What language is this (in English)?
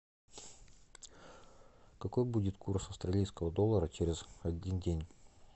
Russian